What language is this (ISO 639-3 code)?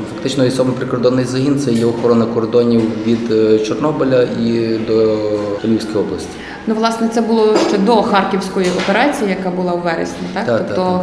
ukr